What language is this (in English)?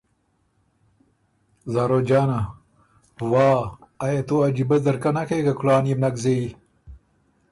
Ormuri